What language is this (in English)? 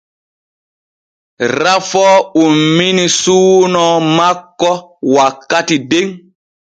Borgu Fulfulde